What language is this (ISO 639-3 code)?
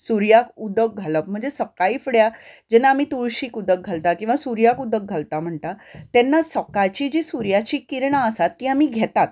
kok